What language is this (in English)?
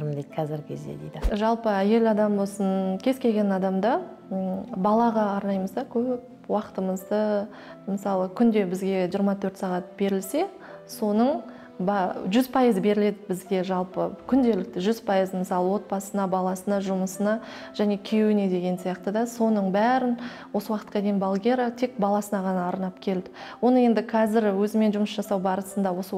Russian